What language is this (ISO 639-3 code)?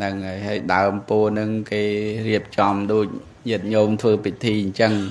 tha